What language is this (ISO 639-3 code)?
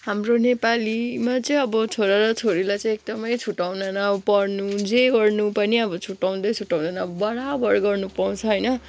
nep